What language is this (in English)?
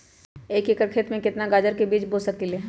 Magahi